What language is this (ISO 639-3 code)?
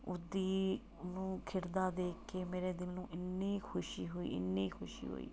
pan